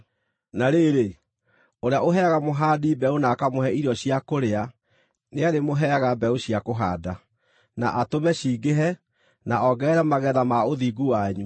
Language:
Kikuyu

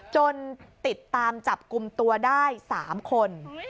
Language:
Thai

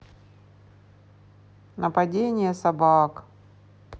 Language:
Russian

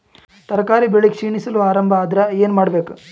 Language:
Kannada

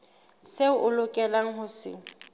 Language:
Southern Sotho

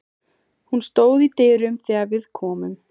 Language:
Icelandic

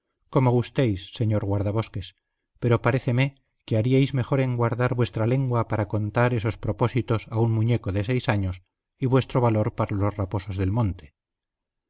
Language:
Spanish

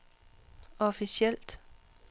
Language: Danish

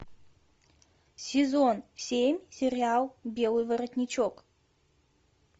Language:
Russian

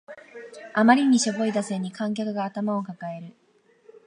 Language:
Japanese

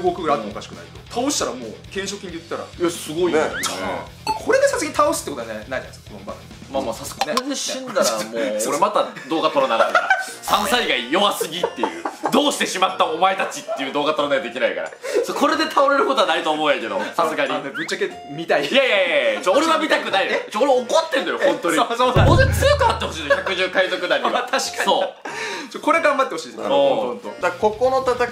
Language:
Japanese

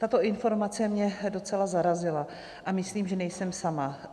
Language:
Czech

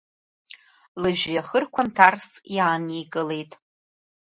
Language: Abkhazian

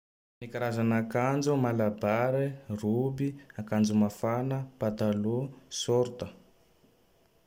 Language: Tandroy-Mahafaly Malagasy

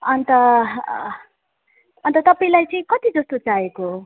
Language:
Nepali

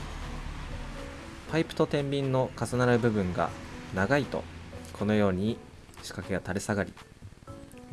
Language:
Japanese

